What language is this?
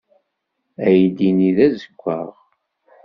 Kabyle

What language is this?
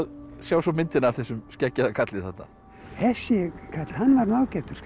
Icelandic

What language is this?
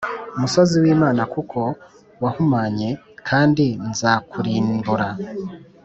Kinyarwanda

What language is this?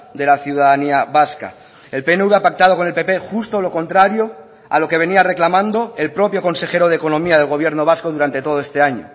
Spanish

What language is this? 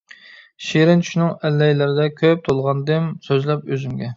Uyghur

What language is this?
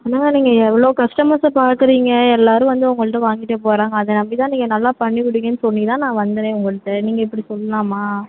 Tamil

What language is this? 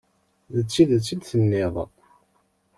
Kabyle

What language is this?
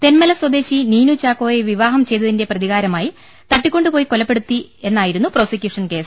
Malayalam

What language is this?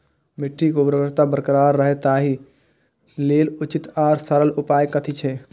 Maithili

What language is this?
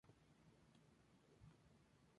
Spanish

